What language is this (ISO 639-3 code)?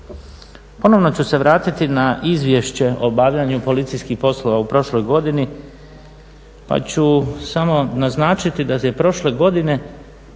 hrv